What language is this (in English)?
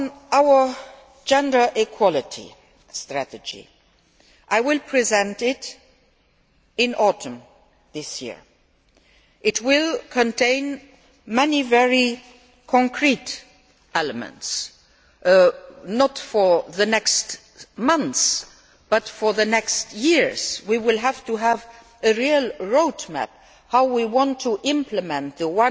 English